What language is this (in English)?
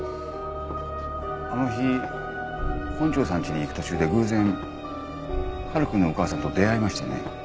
Japanese